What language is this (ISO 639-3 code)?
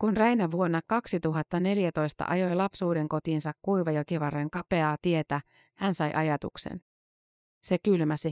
fin